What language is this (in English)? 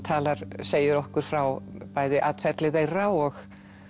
Icelandic